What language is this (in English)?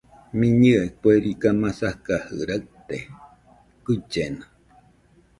Nüpode Huitoto